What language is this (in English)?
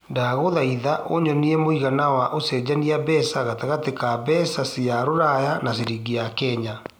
Kikuyu